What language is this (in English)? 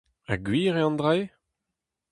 Breton